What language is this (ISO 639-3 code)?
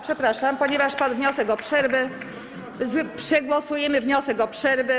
pol